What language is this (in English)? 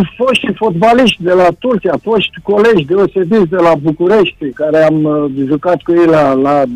Romanian